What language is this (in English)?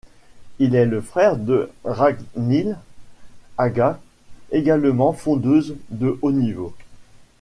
French